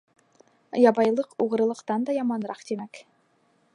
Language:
Bashkir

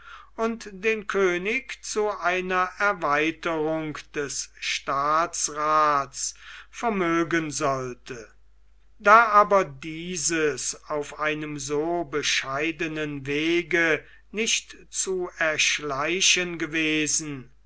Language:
German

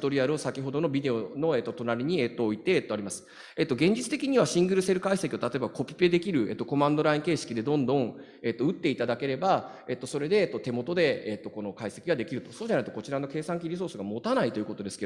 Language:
Japanese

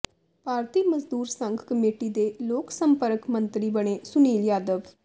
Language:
Punjabi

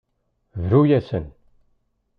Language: Kabyle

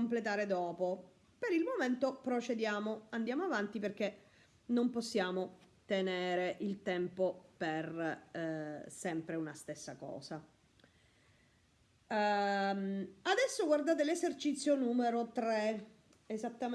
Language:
Italian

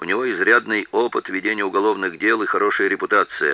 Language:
Russian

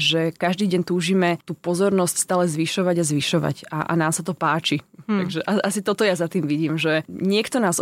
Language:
Slovak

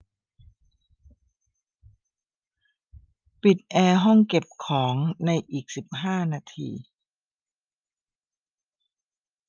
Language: Thai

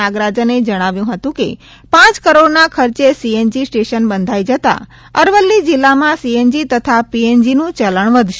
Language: Gujarati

